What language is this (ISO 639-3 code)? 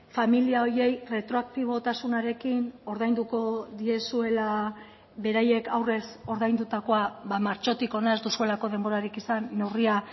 eus